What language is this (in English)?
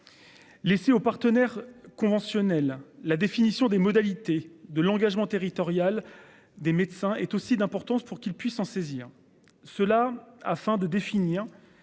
French